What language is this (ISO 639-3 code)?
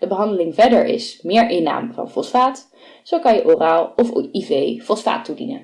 nld